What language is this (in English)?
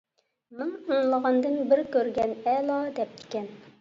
Uyghur